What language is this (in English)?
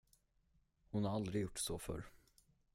Swedish